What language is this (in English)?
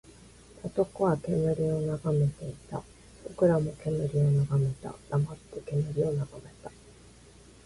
Japanese